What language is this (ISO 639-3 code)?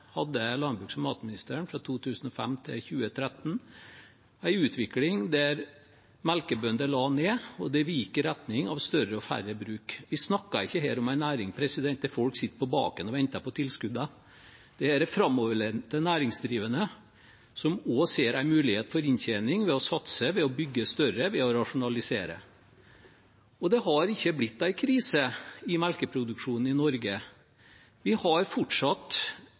nob